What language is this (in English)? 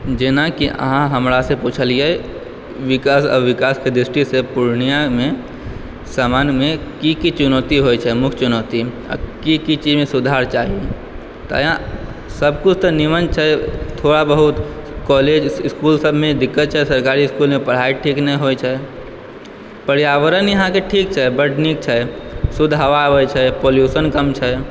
Maithili